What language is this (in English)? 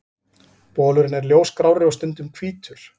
Icelandic